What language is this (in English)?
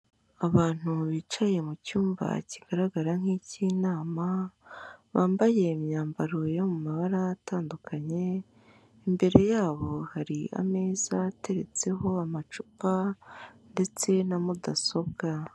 Kinyarwanda